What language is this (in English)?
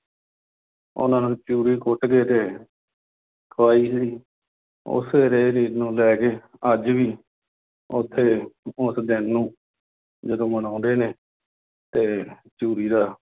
Punjabi